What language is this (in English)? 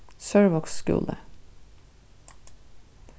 Faroese